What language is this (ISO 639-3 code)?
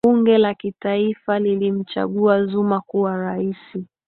swa